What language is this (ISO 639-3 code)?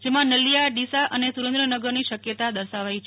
guj